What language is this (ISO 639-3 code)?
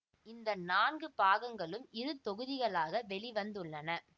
tam